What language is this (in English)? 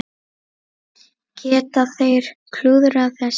Icelandic